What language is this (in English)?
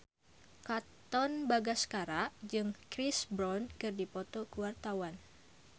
Sundanese